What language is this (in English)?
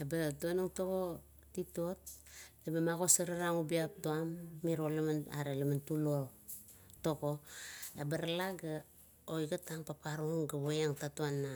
Kuot